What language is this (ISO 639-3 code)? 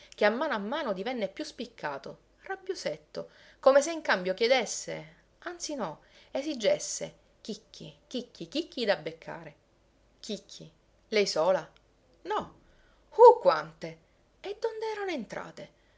ita